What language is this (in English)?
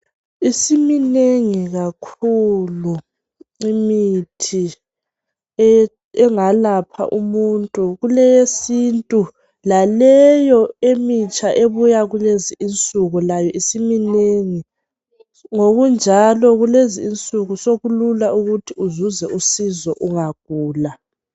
North Ndebele